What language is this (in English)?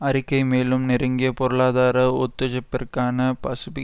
Tamil